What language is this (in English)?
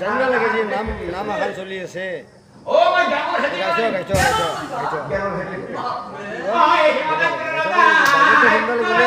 Bangla